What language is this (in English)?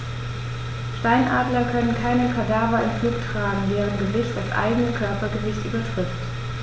German